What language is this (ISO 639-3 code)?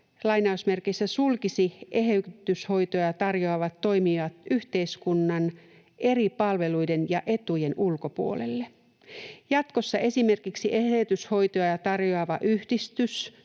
fin